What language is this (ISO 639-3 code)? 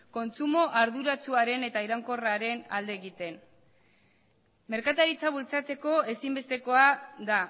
eus